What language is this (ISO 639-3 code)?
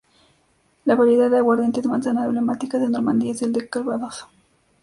spa